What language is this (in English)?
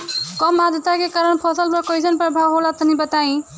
Bhojpuri